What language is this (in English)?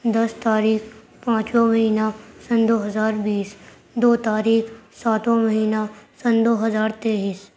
Urdu